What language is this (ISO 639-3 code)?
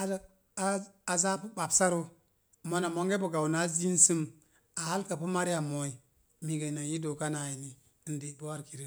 ver